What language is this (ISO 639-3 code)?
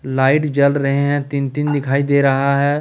hin